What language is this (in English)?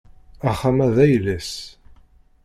Kabyle